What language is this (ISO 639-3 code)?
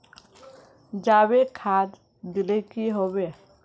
mag